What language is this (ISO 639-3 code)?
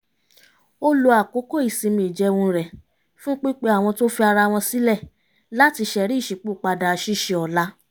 yor